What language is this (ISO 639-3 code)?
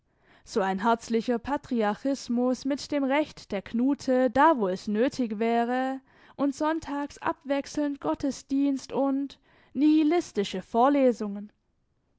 deu